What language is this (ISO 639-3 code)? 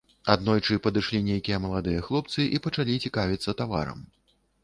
bel